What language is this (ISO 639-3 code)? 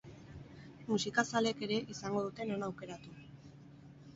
eus